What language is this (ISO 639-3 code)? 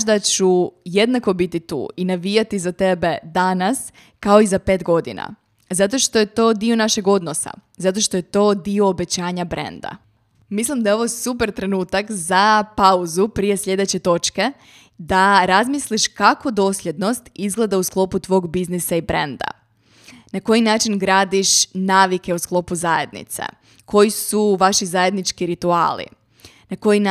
hrv